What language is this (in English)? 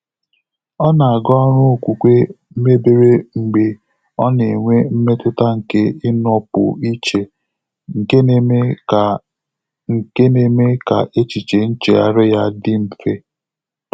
Igbo